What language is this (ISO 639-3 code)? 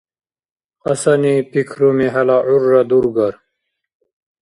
dar